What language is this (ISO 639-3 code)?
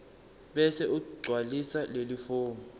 ssw